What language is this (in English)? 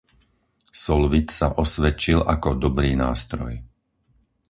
Slovak